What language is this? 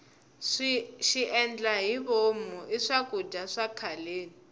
Tsonga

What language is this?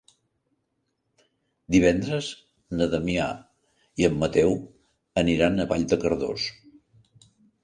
Catalan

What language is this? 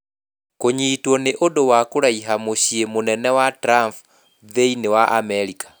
Kikuyu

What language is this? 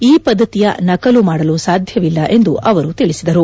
Kannada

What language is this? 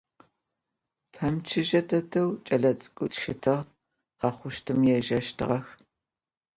Adyghe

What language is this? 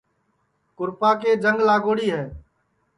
Sansi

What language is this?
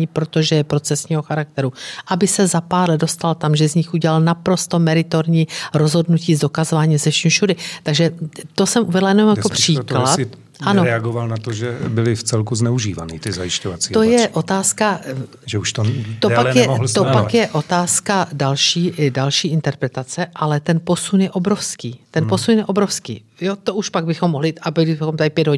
Czech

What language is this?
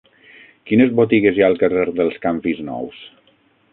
Catalan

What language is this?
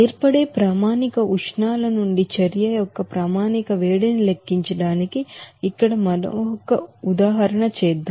Telugu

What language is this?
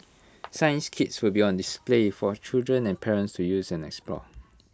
English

